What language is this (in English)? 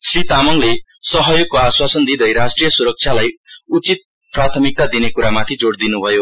Nepali